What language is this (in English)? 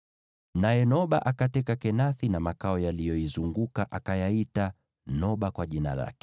Swahili